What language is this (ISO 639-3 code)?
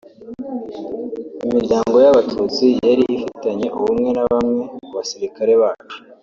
kin